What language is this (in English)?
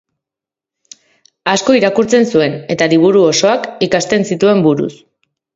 Basque